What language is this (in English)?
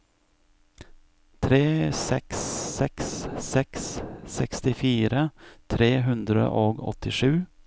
Norwegian